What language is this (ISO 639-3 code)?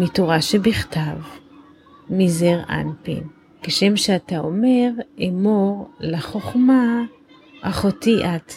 heb